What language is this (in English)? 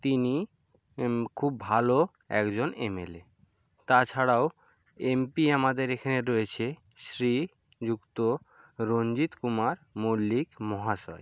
Bangla